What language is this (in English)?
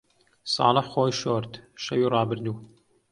Central Kurdish